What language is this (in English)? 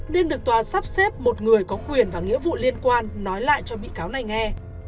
Vietnamese